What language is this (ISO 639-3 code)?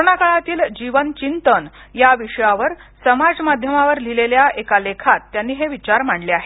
mar